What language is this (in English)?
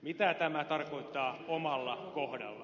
Finnish